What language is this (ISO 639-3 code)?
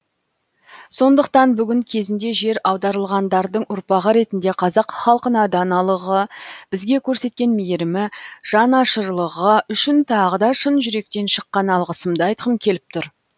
kaz